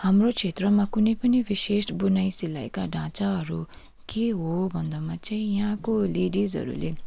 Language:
Nepali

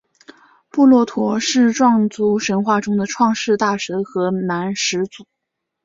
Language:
Chinese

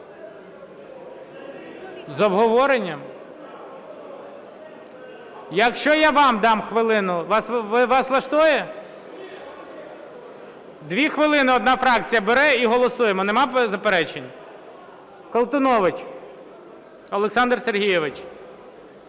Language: Ukrainian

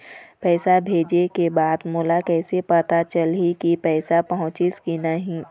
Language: Chhattisgarhi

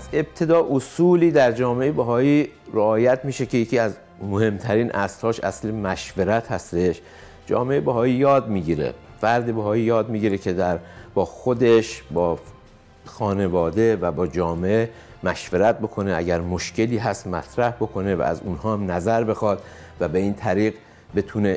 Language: Persian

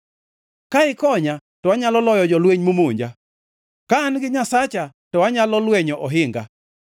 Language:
Luo (Kenya and Tanzania)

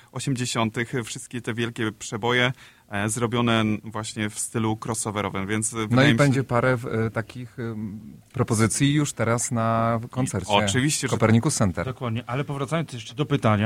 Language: Polish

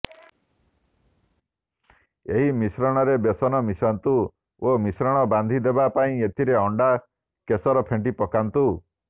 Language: Odia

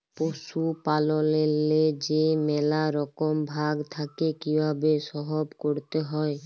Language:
Bangla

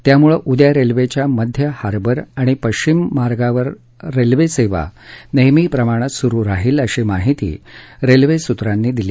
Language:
Marathi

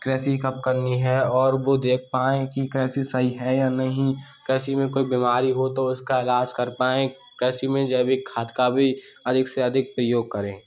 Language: Hindi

